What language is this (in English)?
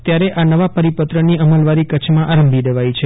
Gujarati